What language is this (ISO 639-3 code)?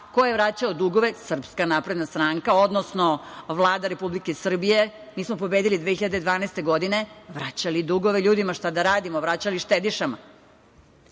srp